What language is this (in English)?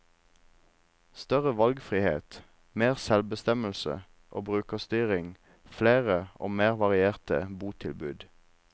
Norwegian